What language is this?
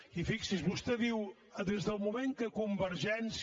Catalan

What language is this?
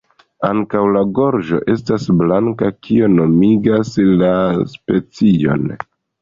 Esperanto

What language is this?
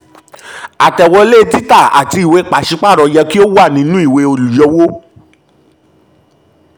Yoruba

